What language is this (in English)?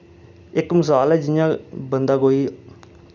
Dogri